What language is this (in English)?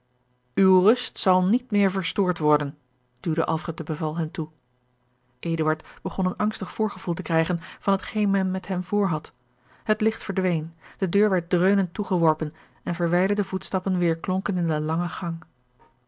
Dutch